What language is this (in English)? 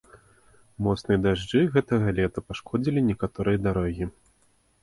Belarusian